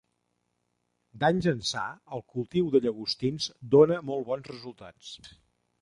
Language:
Catalan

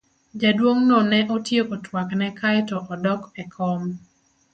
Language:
Luo (Kenya and Tanzania)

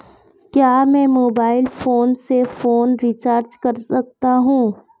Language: Hindi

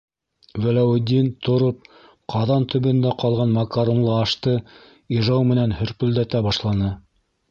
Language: Bashkir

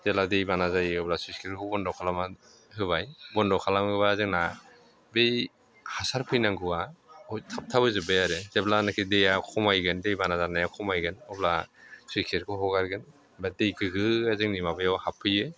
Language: Bodo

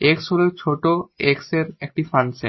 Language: Bangla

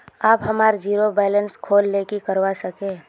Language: Magahi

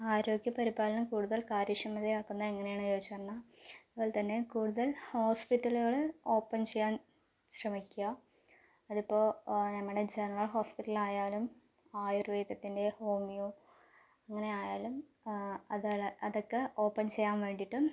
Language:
Malayalam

